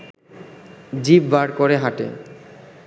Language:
Bangla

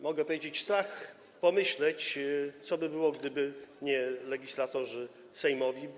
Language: Polish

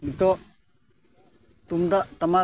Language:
Santali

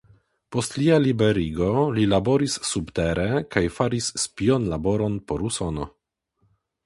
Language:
Esperanto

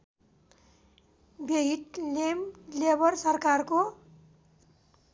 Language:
Nepali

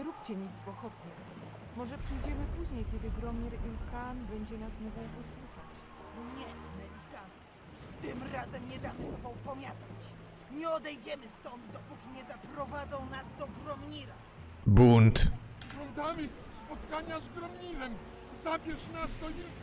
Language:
Polish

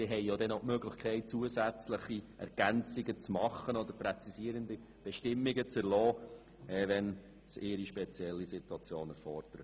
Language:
Swiss German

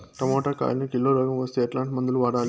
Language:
Telugu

